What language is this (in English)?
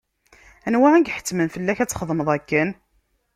Kabyle